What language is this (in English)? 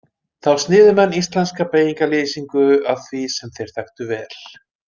Icelandic